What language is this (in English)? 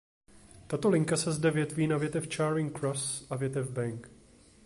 Czech